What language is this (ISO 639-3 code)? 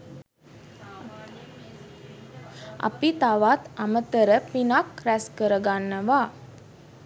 sin